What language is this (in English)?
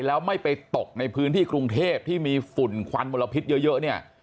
Thai